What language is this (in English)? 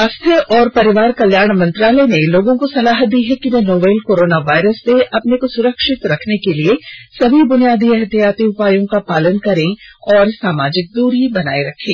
Hindi